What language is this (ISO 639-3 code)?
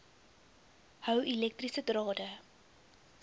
afr